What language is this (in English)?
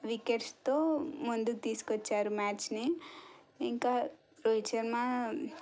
Telugu